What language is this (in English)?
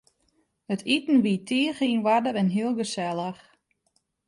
Western Frisian